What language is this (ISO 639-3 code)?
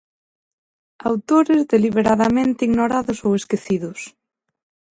glg